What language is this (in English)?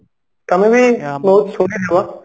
Odia